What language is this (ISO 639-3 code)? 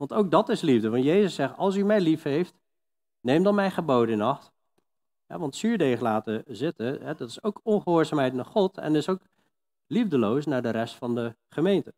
nld